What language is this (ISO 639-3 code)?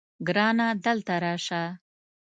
pus